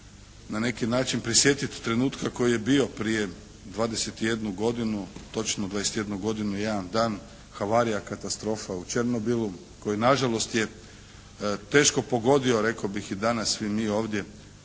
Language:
Croatian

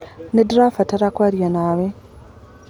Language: Kikuyu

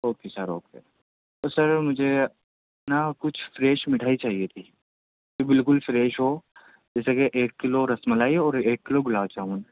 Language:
Urdu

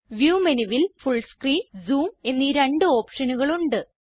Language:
Malayalam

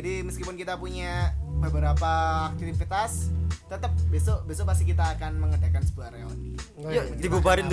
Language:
Indonesian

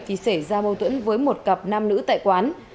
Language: Vietnamese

